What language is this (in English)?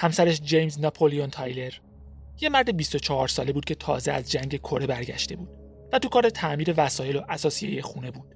Persian